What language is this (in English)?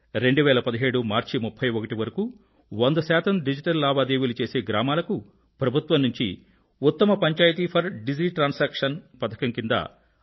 Telugu